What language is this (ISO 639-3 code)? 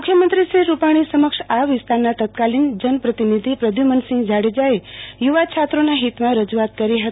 guj